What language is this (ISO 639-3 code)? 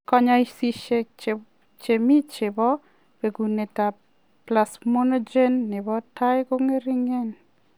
kln